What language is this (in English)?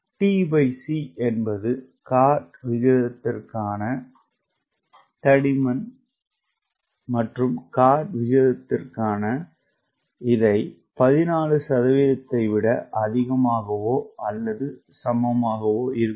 Tamil